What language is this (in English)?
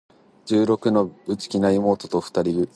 Japanese